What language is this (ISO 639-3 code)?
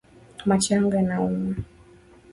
swa